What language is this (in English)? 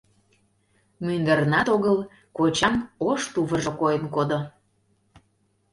Mari